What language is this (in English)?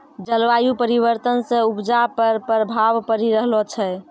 Maithili